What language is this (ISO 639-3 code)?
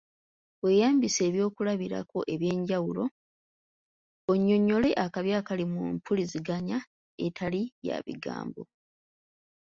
lug